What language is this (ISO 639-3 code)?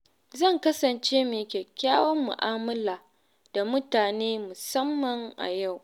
hau